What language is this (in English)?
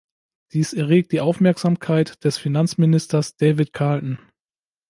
German